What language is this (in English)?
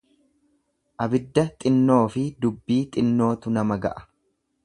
Oromo